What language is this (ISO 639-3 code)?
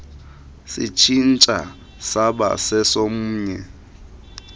xho